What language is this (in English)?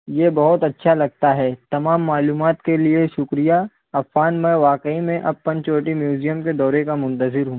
Urdu